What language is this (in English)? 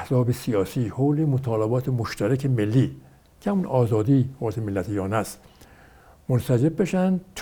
Persian